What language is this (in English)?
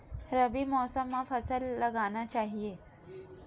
Chhattisgarhi